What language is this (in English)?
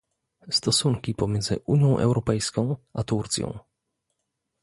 Polish